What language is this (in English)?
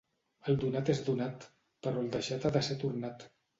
Catalan